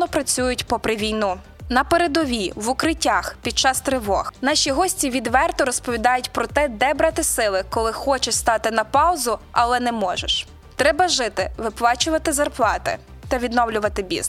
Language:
Ukrainian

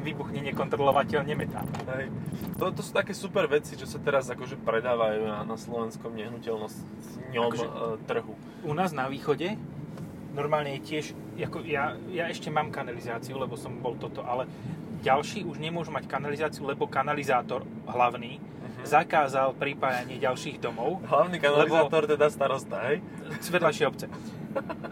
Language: Slovak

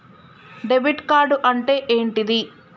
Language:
Telugu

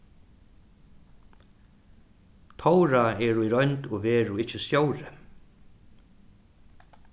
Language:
Faroese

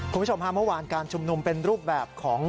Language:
Thai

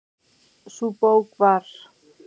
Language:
Icelandic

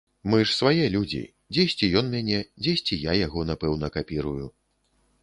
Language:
Belarusian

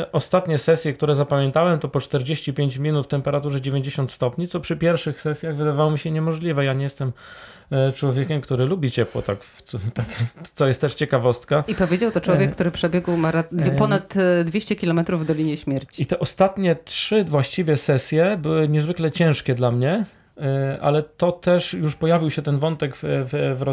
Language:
Polish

